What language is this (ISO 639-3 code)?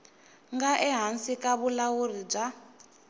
tso